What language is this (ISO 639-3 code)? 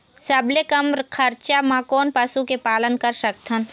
hne